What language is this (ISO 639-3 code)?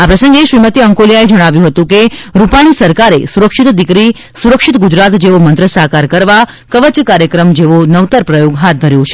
guj